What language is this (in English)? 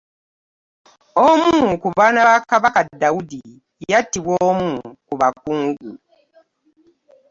Ganda